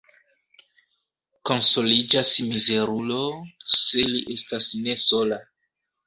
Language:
Esperanto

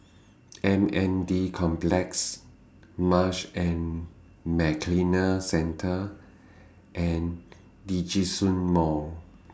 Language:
English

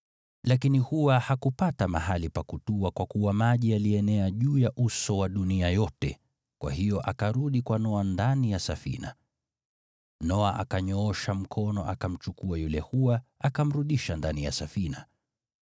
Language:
Swahili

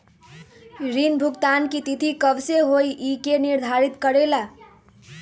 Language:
Magahi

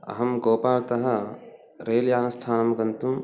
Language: Sanskrit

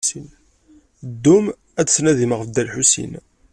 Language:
Kabyle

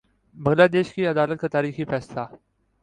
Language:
Urdu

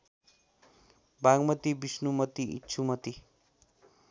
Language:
Nepali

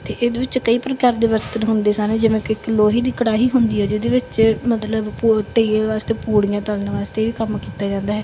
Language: Punjabi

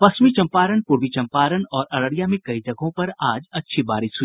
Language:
Hindi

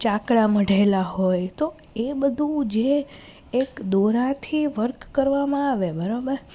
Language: Gujarati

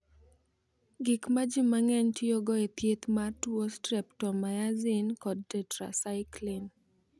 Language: Luo (Kenya and Tanzania)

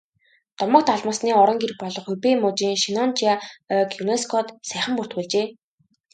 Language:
Mongolian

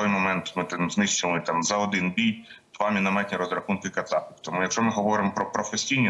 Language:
Ukrainian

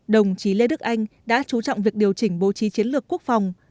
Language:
Vietnamese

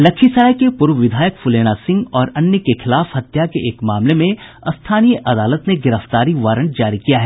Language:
Hindi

